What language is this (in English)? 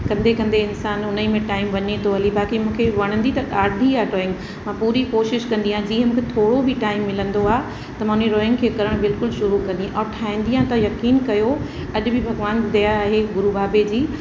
Sindhi